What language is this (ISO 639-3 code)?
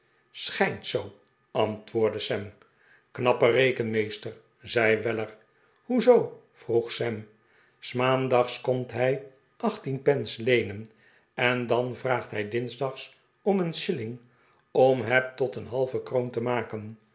nld